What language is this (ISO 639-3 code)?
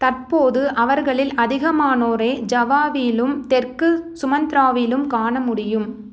tam